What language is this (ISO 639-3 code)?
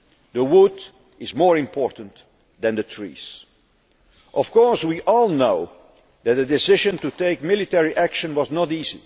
eng